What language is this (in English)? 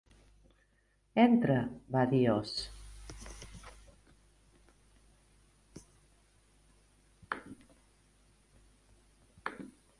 Catalan